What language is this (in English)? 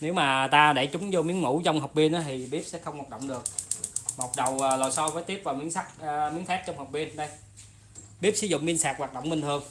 Vietnamese